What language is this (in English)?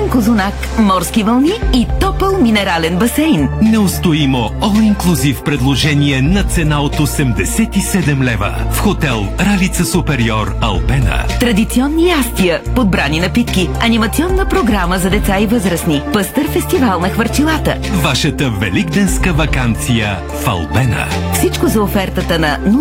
Bulgarian